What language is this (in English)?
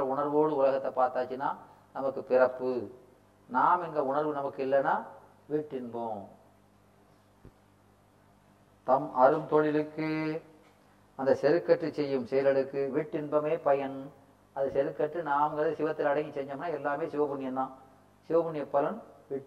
Tamil